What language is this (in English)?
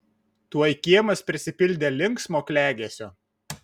Lithuanian